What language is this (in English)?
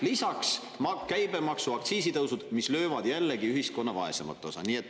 Estonian